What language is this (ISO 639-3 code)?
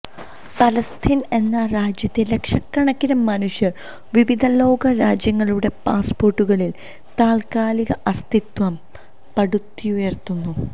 mal